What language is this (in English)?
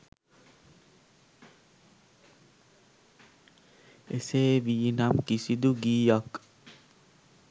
Sinhala